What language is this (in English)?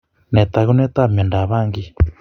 Kalenjin